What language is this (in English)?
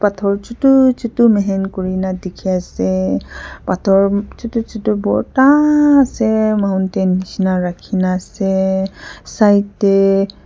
Naga Pidgin